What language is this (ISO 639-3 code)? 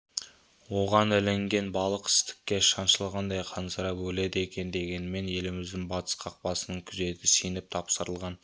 kaz